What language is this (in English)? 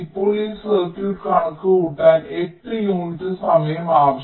Malayalam